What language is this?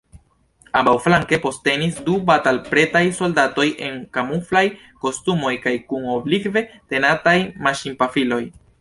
Esperanto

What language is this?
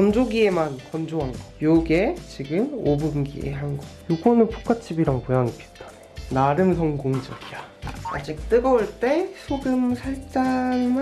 Korean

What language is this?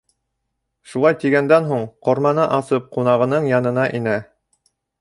Bashkir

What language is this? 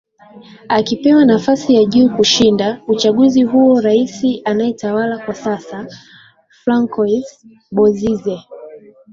Swahili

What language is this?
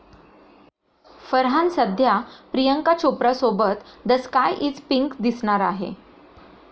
Marathi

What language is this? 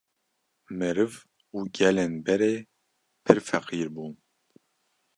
Kurdish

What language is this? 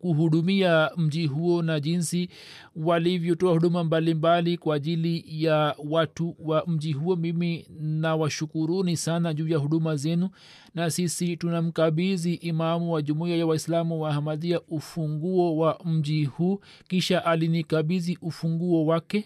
Swahili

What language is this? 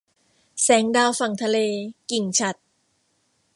Thai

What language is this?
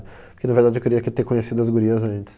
Portuguese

